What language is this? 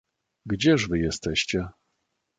Polish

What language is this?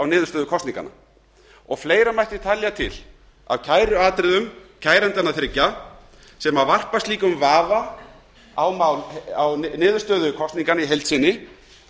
Icelandic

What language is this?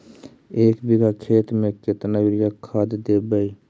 Magahi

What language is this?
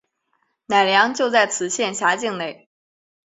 Chinese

